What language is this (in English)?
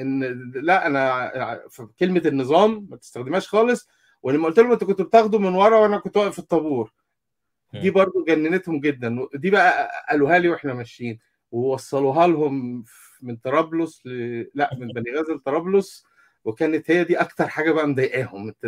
Arabic